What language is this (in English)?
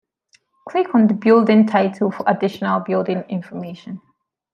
English